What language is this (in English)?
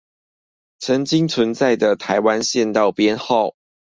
Chinese